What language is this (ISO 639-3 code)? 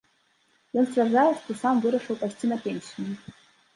bel